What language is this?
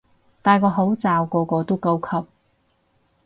Cantonese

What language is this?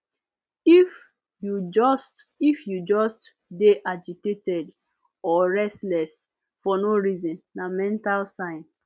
Nigerian Pidgin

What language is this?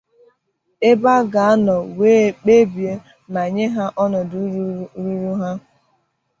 Igbo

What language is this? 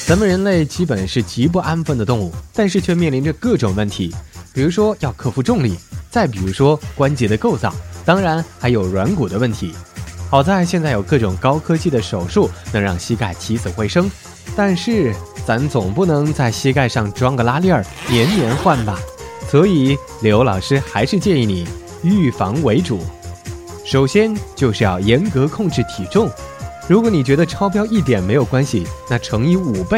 Chinese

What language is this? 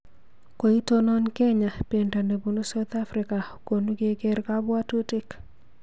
Kalenjin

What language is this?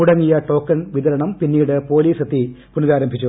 Malayalam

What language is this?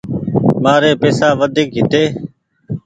Goaria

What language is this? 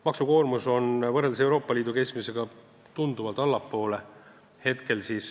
Estonian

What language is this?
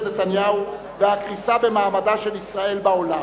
Hebrew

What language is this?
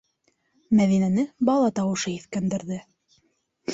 Bashkir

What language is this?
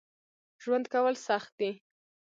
Pashto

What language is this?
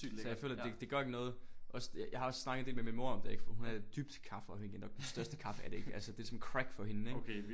Danish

